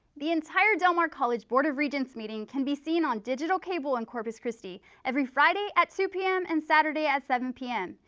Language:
English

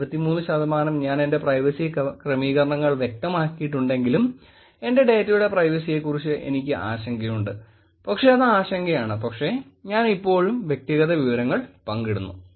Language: Malayalam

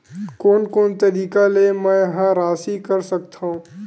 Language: Chhattisgarhi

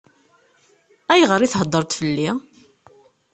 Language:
Kabyle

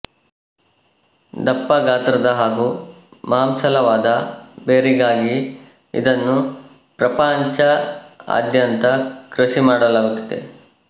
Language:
Kannada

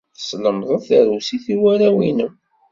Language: Kabyle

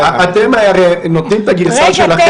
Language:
Hebrew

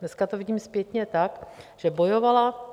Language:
Czech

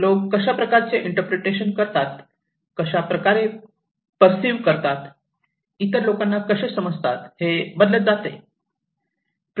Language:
Marathi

